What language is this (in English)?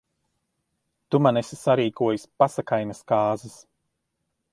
Latvian